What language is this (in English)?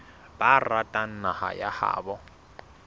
Southern Sotho